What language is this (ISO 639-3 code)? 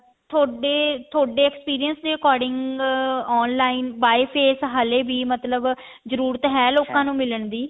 pan